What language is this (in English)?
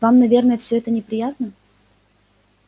Russian